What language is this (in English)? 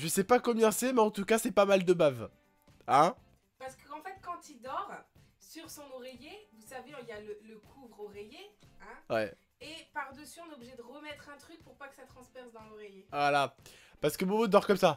French